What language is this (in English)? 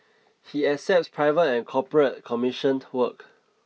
English